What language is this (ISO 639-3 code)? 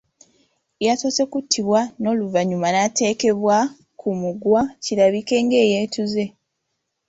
lug